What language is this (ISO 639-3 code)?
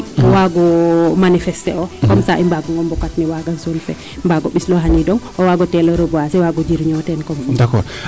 srr